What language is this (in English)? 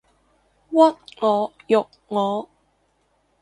Cantonese